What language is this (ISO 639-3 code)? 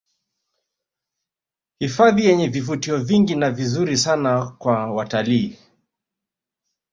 swa